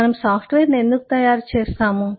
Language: Telugu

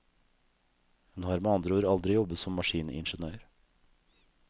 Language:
Norwegian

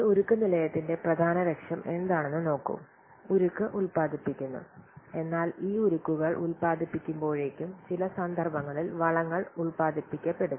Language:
Malayalam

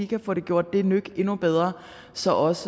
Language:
Danish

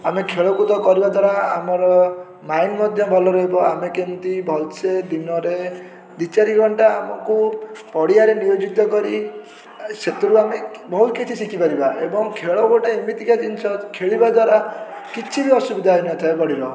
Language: Odia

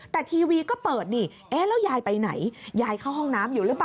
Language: Thai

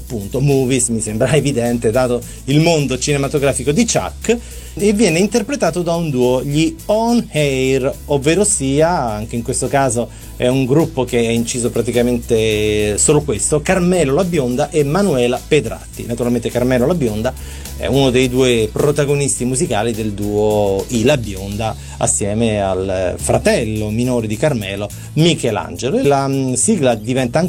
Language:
Italian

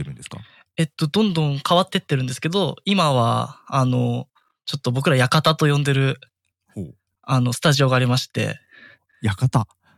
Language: Japanese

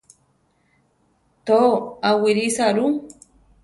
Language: Central Tarahumara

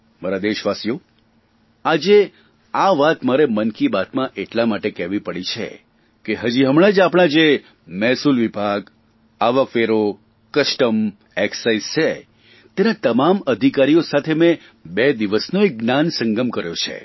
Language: Gujarati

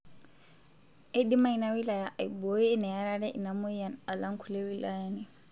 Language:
Masai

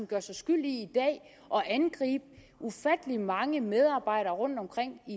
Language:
Danish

